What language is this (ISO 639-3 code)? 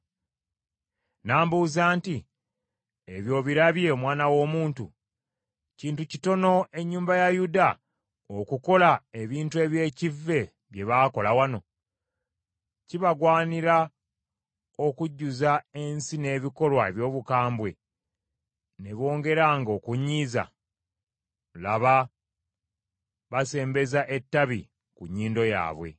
lug